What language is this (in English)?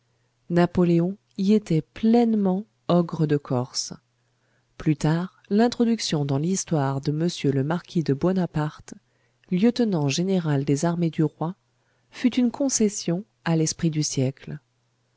French